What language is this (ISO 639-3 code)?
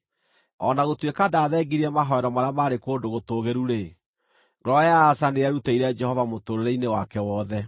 kik